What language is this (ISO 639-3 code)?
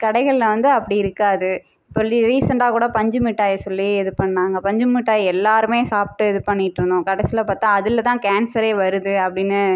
tam